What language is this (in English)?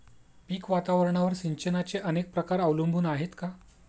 Marathi